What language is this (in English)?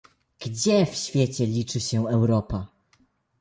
Polish